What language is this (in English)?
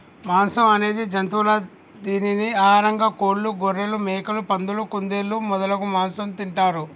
Telugu